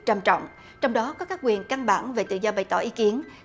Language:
Vietnamese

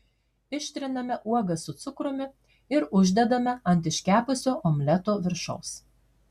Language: Lithuanian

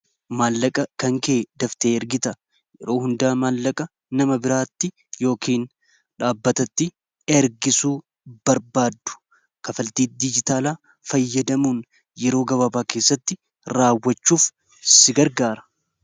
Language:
Oromo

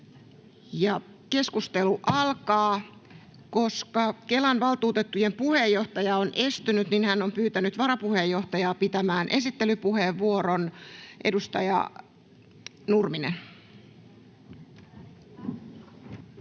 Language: Finnish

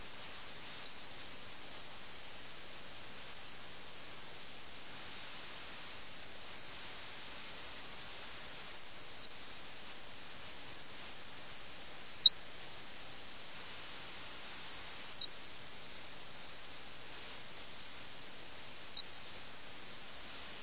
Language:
Malayalam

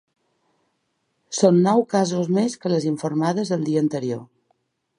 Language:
Catalan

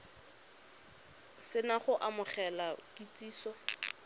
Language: Tswana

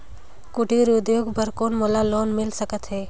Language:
Chhattisgarhi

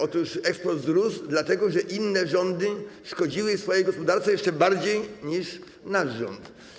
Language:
Polish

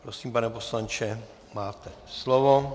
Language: Czech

